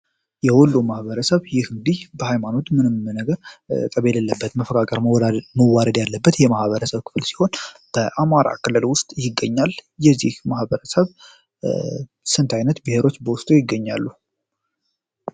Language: Amharic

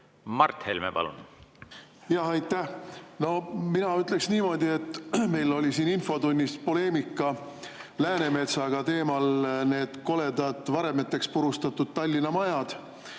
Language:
Estonian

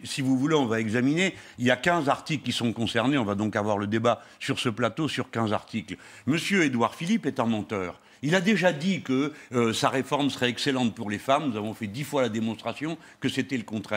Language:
French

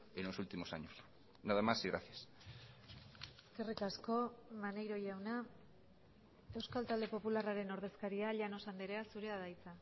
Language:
Basque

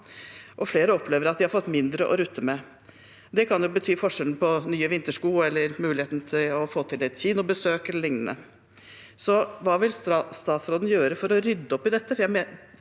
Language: Norwegian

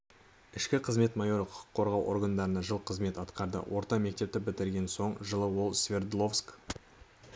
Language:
Kazakh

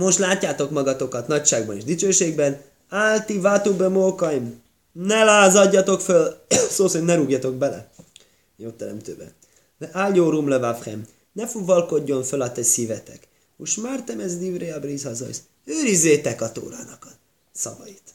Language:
Hungarian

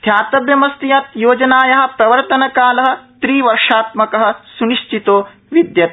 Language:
Sanskrit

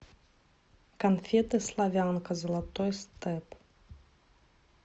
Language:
Russian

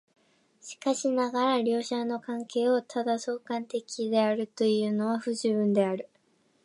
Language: Japanese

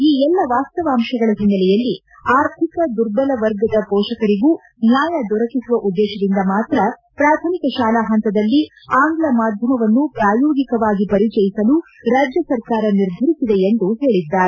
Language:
Kannada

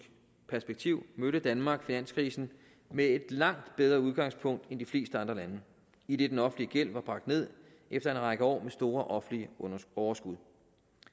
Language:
Danish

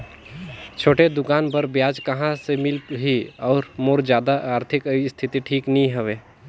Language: Chhattisgarhi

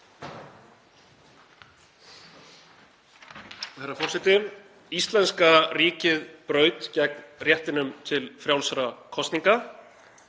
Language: Icelandic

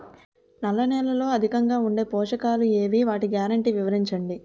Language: Telugu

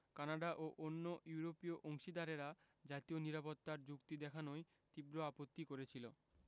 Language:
Bangla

